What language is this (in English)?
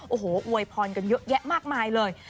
Thai